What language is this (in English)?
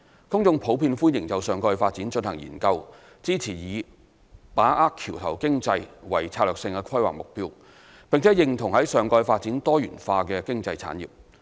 Cantonese